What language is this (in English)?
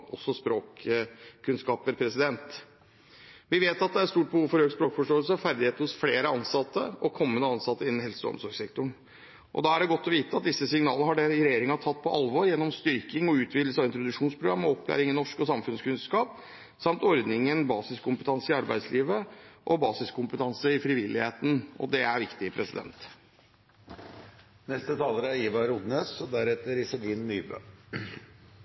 Norwegian